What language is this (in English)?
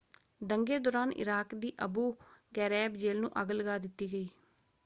Punjabi